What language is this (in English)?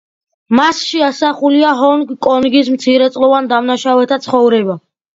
Georgian